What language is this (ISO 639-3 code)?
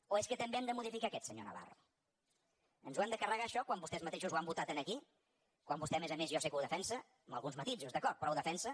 cat